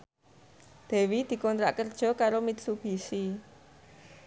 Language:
Javanese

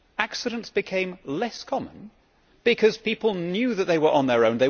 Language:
English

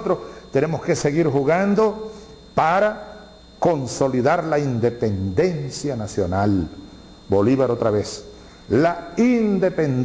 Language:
Spanish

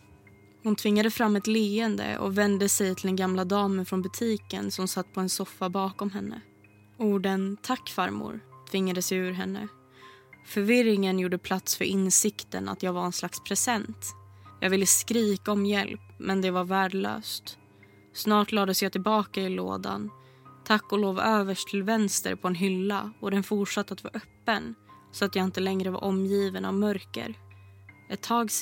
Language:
Swedish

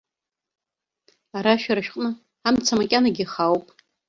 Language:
Abkhazian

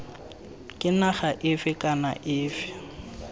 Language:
Tswana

